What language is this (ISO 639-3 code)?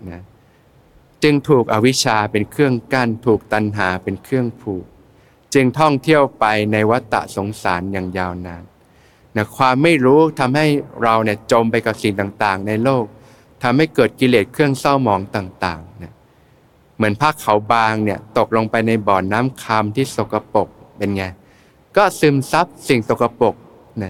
tha